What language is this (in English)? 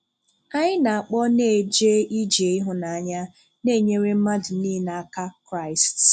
Igbo